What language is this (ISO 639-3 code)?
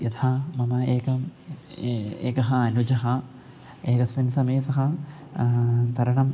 san